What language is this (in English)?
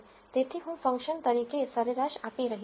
Gujarati